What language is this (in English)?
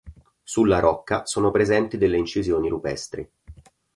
Italian